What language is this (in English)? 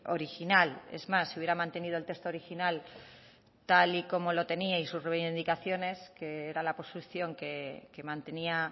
Spanish